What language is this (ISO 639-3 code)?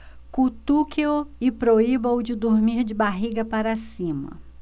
por